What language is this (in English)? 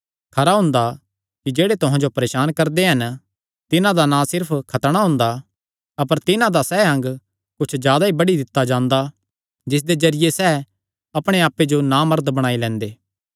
Kangri